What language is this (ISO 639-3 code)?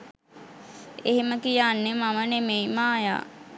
sin